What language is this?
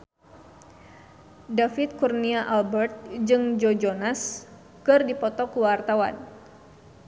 Sundanese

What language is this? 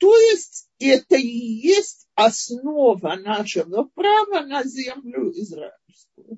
Russian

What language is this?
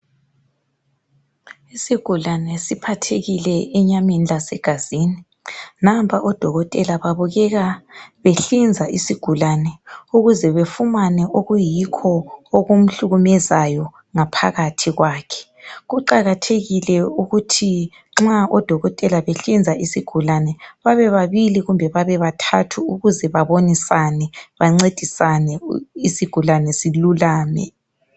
North Ndebele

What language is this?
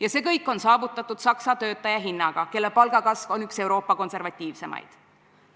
Estonian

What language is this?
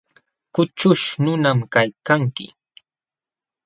Jauja Wanca Quechua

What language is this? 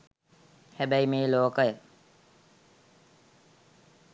Sinhala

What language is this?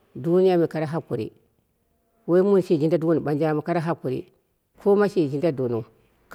Dera (Nigeria)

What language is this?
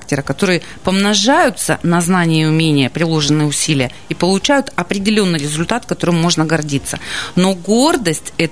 Russian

